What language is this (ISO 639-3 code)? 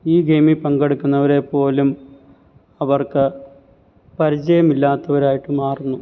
mal